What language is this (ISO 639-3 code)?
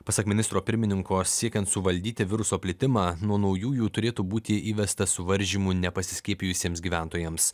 lit